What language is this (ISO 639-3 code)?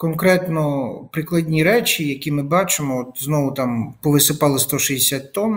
ukr